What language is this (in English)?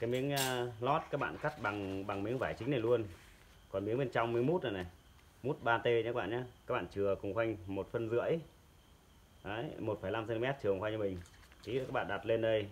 Vietnamese